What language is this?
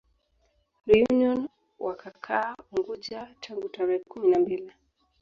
Swahili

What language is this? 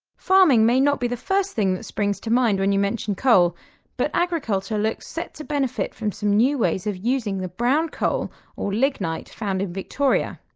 English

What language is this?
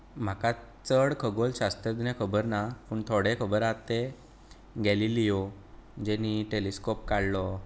Konkani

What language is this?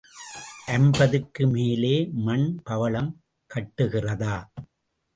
Tamil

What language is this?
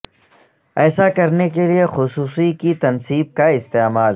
Urdu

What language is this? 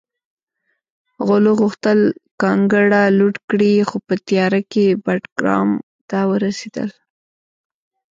Pashto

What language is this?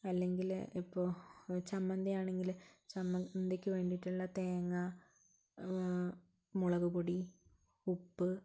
Malayalam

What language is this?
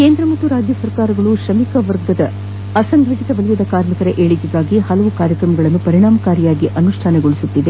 Kannada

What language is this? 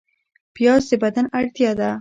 Pashto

